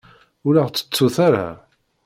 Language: Kabyle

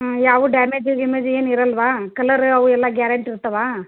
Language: Kannada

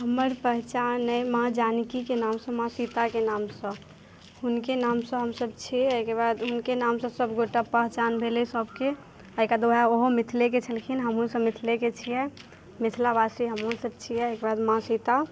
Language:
Maithili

